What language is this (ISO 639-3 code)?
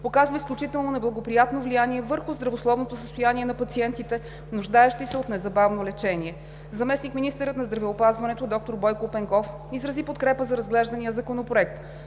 bul